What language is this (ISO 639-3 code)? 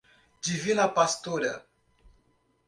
por